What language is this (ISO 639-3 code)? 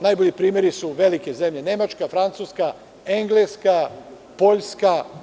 srp